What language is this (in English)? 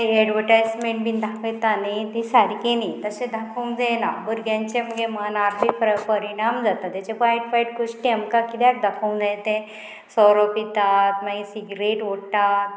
Konkani